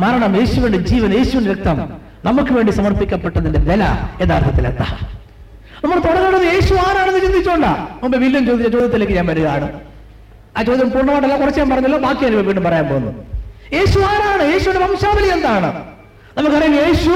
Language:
Malayalam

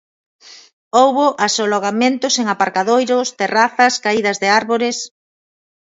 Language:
Galician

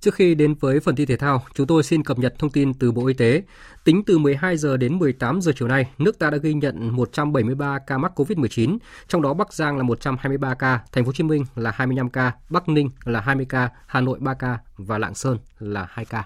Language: Vietnamese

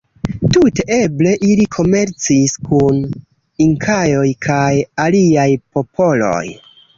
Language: Esperanto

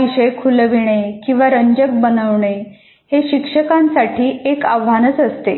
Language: Marathi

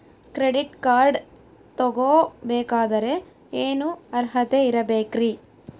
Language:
Kannada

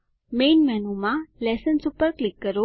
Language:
Gujarati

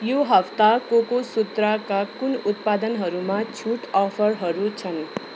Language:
Nepali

